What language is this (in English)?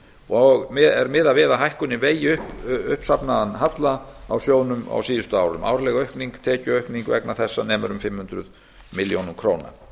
Icelandic